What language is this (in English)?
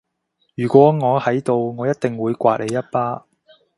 Cantonese